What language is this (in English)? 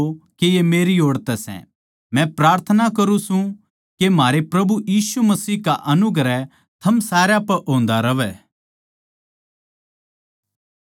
Haryanvi